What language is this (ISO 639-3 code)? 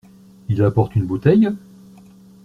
fra